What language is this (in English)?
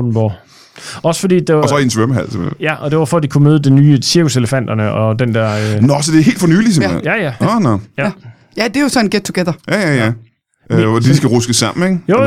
Danish